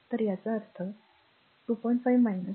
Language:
Marathi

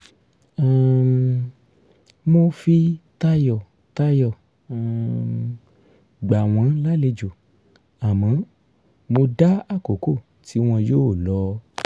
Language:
Yoruba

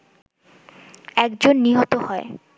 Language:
Bangla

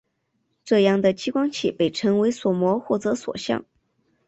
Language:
Chinese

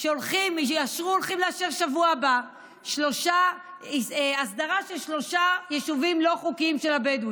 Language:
Hebrew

